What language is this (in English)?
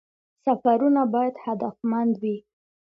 Pashto